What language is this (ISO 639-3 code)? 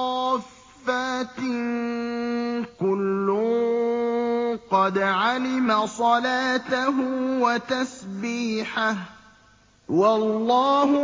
ara